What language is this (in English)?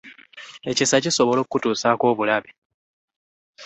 Ganda